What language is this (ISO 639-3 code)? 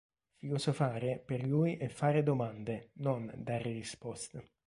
ita